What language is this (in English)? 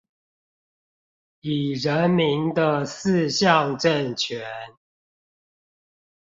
Chinese